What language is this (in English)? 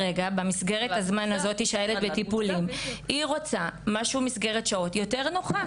Hebrew